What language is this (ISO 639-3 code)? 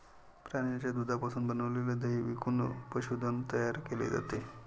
mar